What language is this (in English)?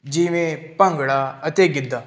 Punjabi